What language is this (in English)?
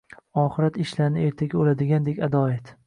Uzbek